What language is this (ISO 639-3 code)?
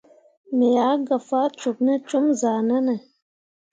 mua